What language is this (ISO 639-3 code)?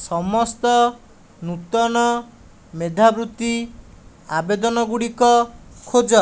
ori